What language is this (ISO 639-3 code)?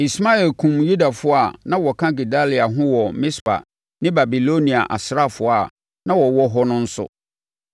aka